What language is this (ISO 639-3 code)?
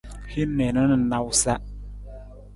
nmz